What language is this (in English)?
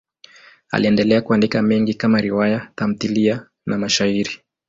Swahili